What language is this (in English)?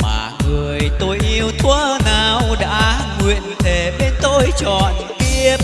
Vietnamese